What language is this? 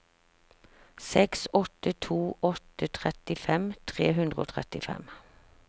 Norwegian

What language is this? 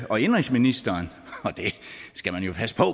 Danish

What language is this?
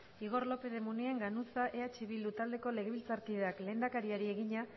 Basque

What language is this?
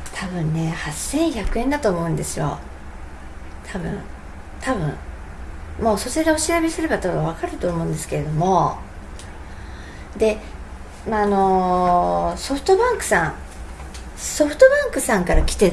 Japanese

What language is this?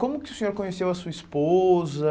Portuguese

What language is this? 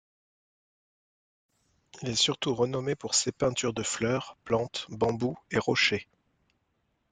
French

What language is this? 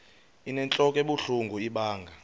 Xhosa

